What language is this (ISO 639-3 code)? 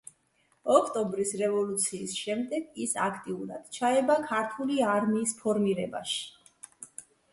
kat